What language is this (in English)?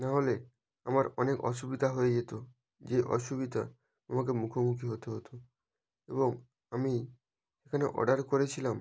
Bangla